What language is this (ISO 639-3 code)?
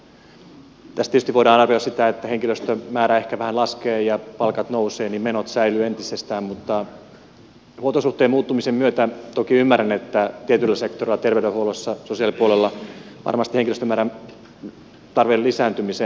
fin